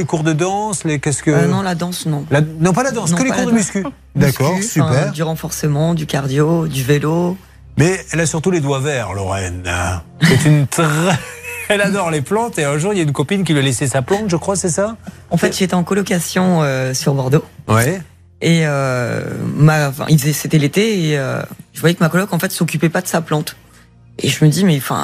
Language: French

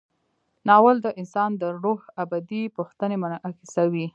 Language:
Pashto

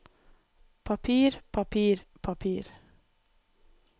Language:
Norwegian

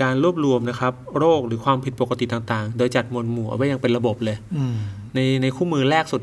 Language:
Thai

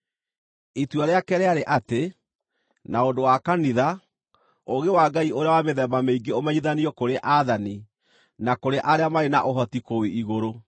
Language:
Kikuyu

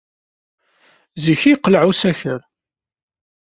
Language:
Kabyle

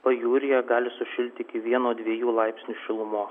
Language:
Lithuanian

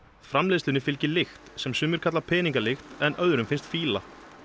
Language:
Icelandic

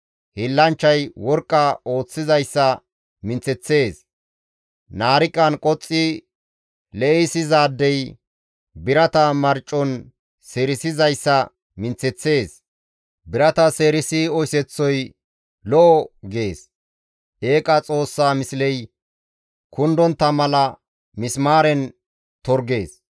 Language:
Gamo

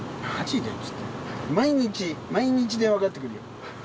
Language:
Japanese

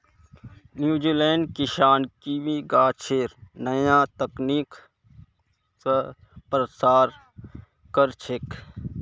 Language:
Magahi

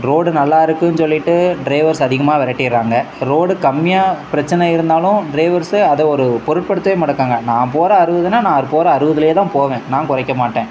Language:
Tamil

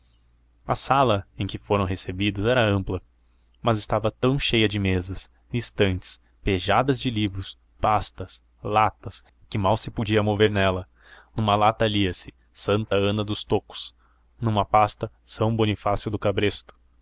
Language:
Portuguese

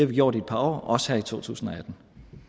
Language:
Danish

